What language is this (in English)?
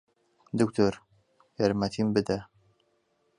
Central Kurdish